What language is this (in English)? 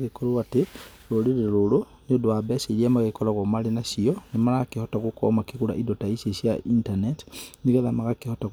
Kikuyu